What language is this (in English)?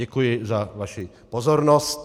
Czech